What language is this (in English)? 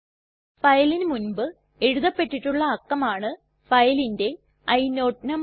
Malayalam